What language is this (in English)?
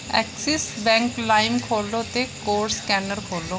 Dogri